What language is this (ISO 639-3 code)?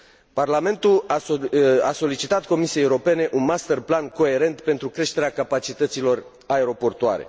ron